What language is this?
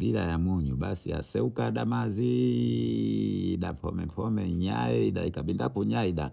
Bondei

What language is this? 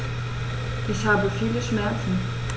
German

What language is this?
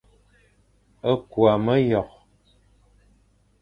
Fang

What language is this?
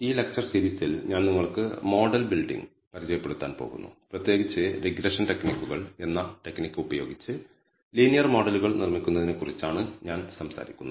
Malayalam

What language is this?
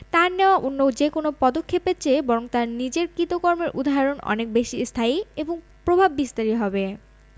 Bangla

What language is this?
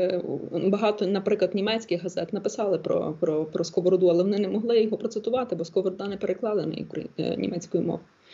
Ukrainian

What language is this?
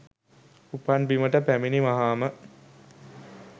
Sinhala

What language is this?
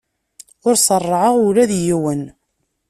Kabyle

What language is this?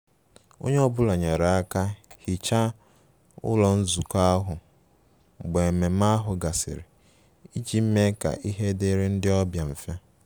Igbo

